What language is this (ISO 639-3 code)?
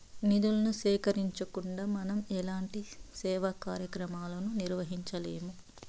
tel